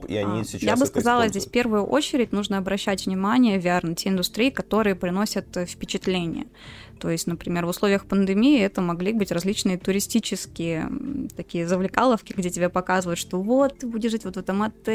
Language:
Russian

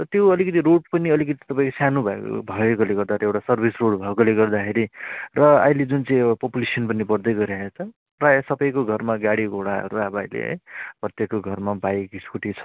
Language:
Nepali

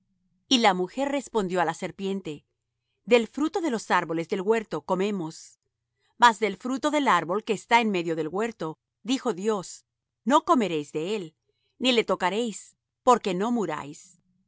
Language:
Spanish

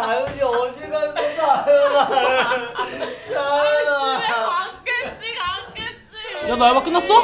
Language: Korean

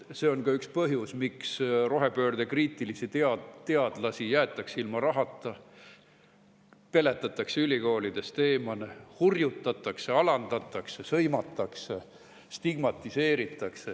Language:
Estonian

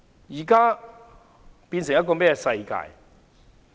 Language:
Cantonese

